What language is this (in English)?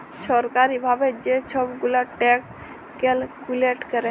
Bangla